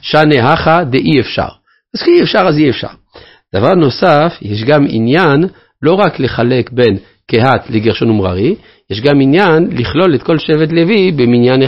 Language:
Hebrew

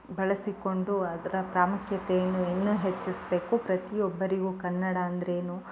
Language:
Kannada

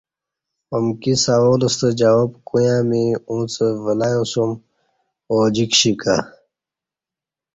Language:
Kati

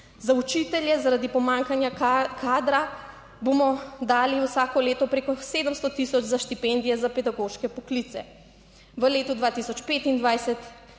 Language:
Slovenian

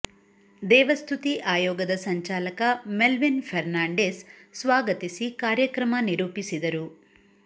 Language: Kannada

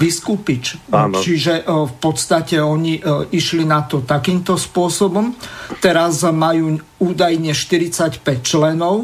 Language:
Slovak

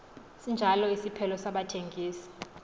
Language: Xhosa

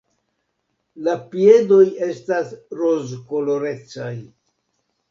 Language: Esperanto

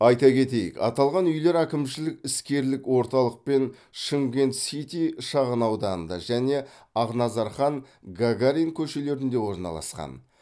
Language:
Kazakh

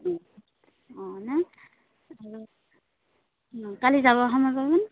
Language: Assamese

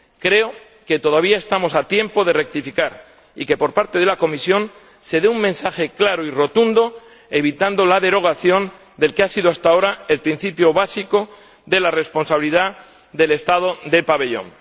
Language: Spanish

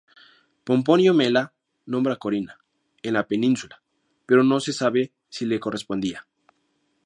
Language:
Spanish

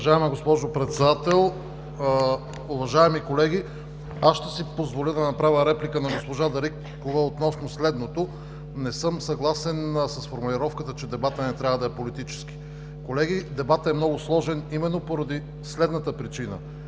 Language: Bulgarian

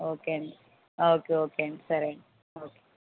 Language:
Telugu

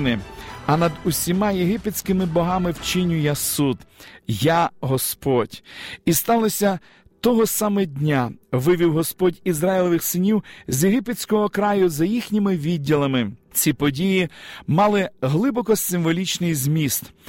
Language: Ukrainian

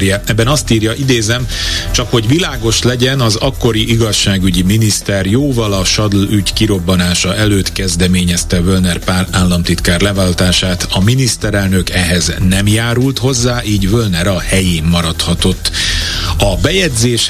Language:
Hungarian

